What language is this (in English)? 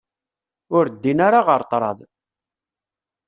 Kabyle